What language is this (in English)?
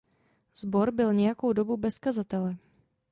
Czech